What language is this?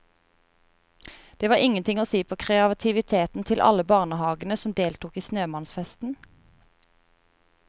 Norwegian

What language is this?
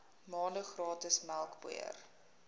Afrikaans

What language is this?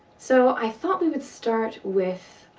English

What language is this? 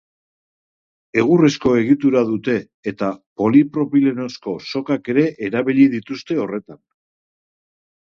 Basque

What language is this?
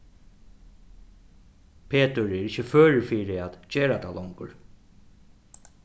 Faroese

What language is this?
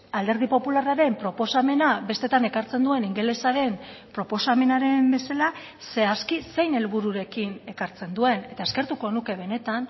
Basque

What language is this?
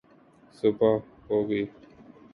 Urdu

